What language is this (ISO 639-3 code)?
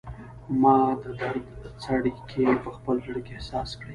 pus